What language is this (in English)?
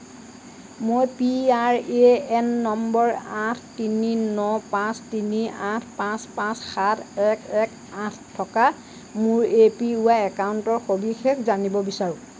Assamese